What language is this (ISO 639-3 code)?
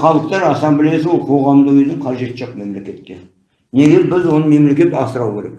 tur